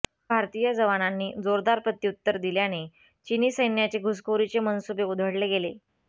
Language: Marathi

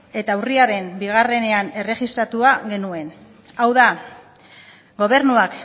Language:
Basque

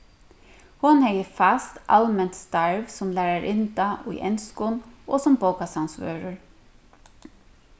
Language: Faroese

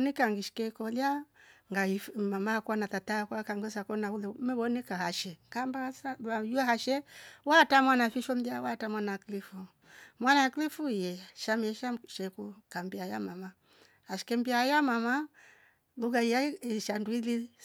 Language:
Rombo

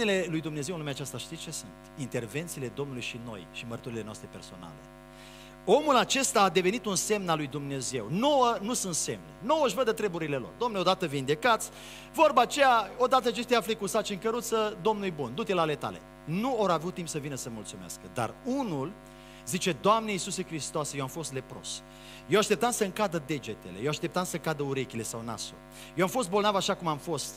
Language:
Romanian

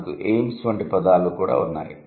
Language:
Telugu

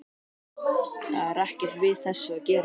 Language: Icelandic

